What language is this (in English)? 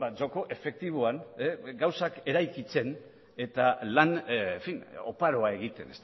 Basque